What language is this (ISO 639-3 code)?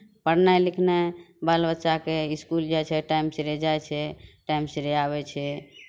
mai